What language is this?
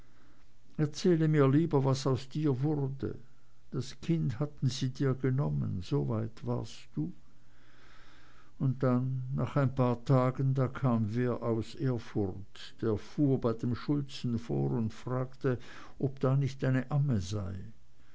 German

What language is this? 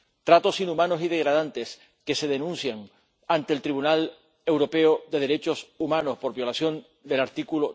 Spanish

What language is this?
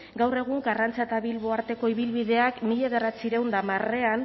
Basque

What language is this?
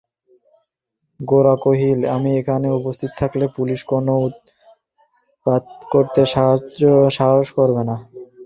Bangla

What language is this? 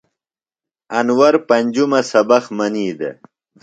Phalura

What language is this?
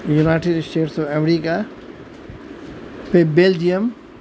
Urdu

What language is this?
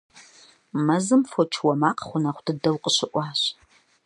Kabardian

